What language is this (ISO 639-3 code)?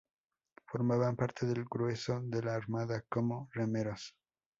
spa